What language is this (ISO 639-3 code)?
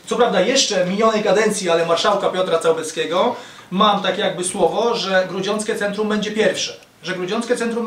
pol